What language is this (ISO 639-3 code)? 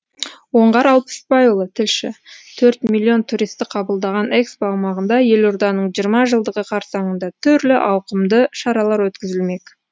kaz